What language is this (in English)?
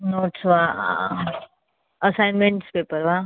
Sanskrit